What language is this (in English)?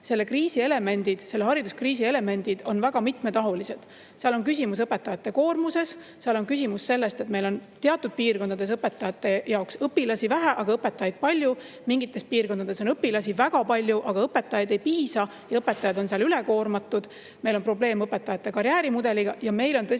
Estonian